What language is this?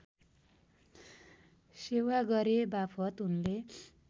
Nepali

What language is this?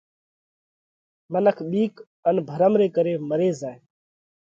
Parkari Koli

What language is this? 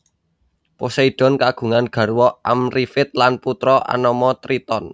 Javanese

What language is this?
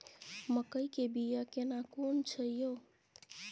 Maithili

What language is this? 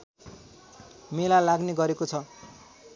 Nepali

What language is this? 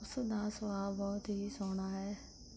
Punjabi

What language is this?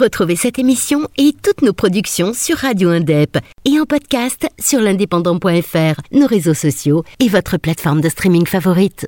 French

